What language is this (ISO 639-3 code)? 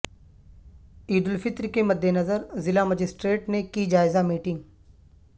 urd